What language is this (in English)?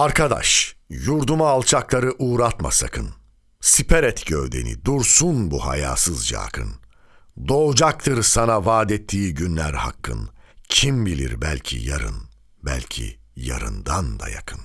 Turkish